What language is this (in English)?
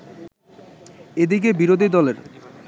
Bangla